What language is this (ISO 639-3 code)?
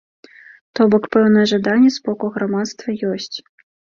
bel